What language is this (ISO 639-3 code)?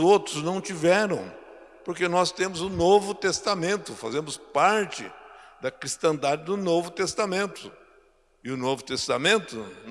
por